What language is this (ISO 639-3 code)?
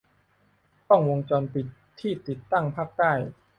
tha